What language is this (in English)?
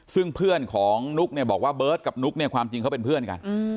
Thai